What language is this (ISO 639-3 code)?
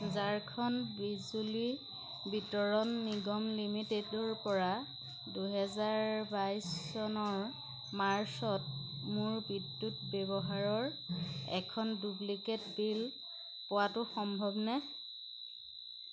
asm